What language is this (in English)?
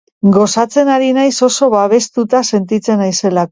Basque